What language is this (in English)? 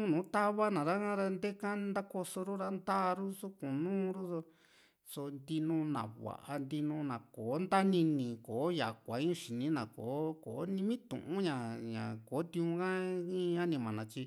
Juxtlahuaca Mixtec